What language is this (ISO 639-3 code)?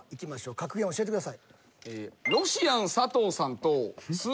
jpn